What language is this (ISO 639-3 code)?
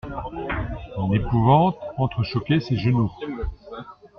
fra